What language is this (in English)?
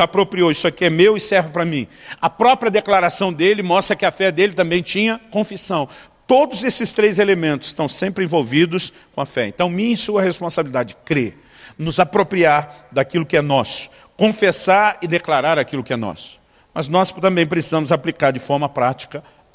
Portuguese